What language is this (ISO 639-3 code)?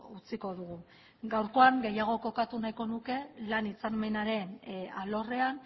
eus